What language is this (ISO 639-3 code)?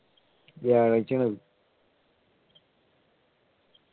mal